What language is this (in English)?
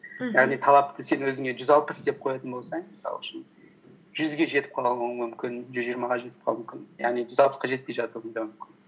Kazakh